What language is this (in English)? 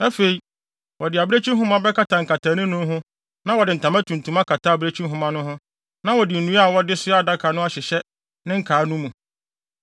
Akan